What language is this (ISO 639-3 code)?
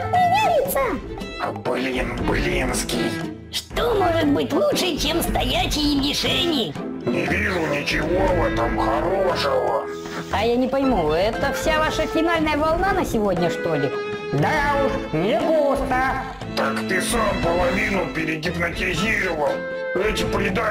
rus